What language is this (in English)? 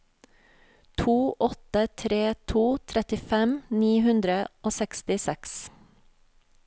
Norwegian